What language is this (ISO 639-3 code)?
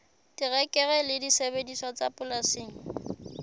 sot